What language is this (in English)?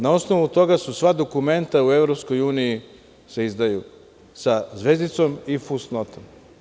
Serbian